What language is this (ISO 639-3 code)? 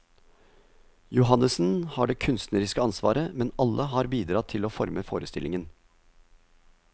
nor